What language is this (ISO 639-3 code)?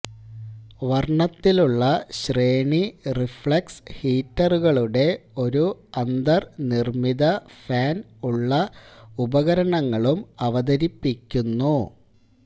mal